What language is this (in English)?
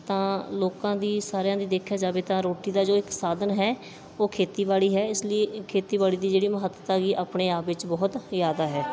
Punjabi